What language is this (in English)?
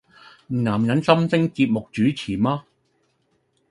Cantonese